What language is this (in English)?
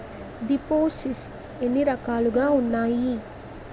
Telugu